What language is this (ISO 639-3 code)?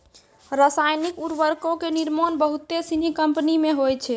mai